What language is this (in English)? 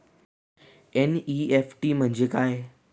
Marathi